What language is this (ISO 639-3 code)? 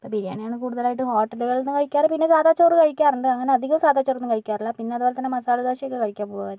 mal